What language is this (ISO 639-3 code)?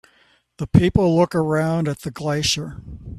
eng